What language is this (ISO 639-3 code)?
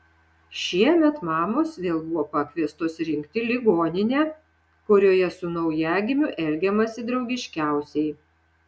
lit